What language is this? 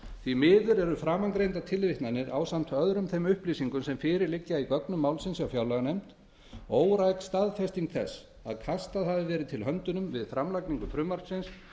Icelandic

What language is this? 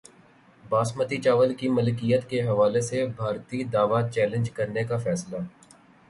Urdu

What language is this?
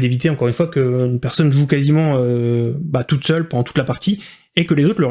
French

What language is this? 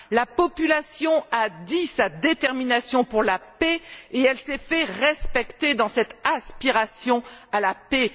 French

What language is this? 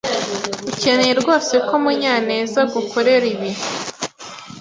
Kinyarwanda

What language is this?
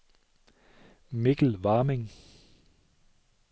Danish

